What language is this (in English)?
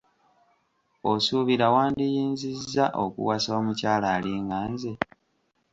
Ganda